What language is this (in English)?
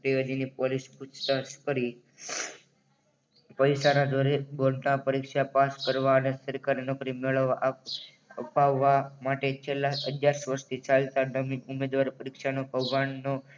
Gujarati